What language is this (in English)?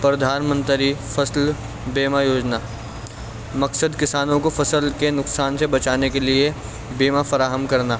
Urdu